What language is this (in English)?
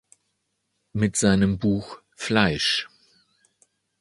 German